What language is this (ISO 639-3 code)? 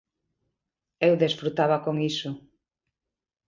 glg